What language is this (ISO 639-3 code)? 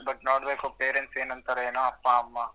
kan